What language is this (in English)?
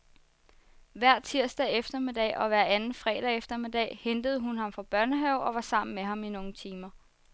Danish